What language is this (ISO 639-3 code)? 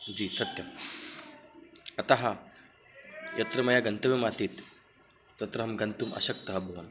san